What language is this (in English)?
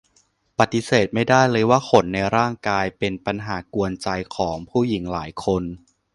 Thai